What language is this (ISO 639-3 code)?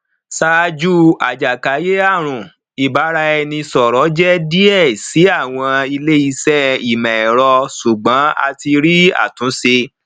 yor